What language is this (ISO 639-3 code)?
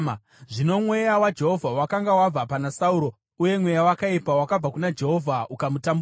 sna